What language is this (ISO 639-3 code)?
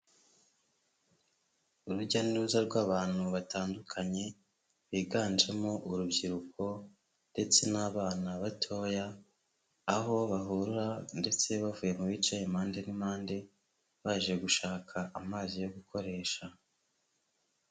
kin